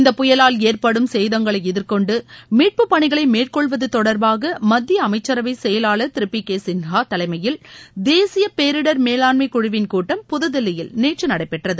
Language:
Tamil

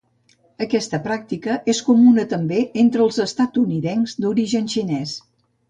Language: Catalan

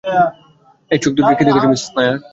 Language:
Bangla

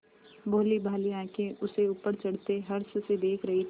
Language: Hindi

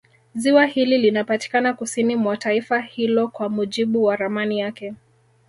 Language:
Swahili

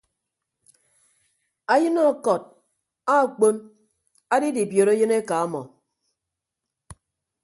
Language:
Ibibio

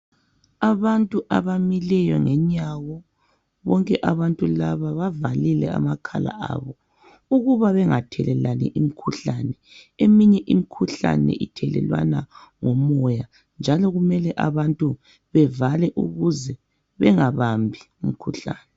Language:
North Ndebele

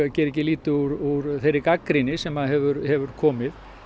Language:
Icelandic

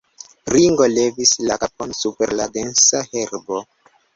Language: Esperanto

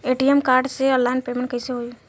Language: Bhojpuri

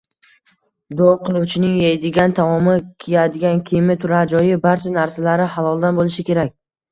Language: Uzbek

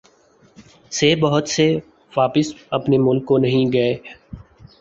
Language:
Urdu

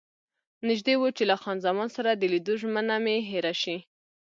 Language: Pashto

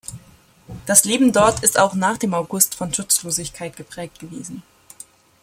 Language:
German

